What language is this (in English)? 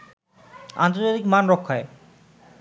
Bangla